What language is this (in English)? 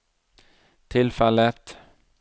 Norwegian